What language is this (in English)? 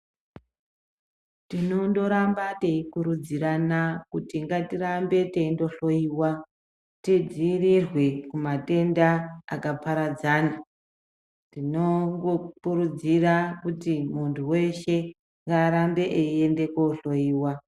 Ndau